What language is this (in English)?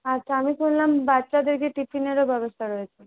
Bangla